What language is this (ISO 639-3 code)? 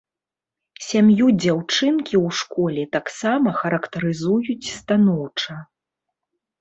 bel